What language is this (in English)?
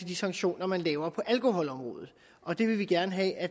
Danish